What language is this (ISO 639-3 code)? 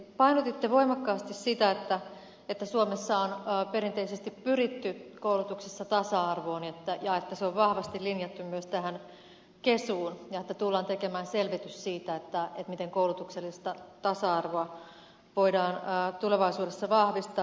fin